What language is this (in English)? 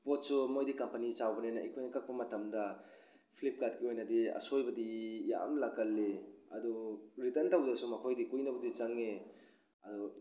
Manipuri